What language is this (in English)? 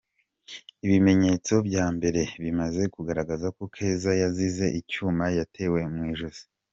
Kinyarwanda